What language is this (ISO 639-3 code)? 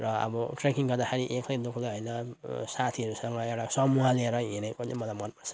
nep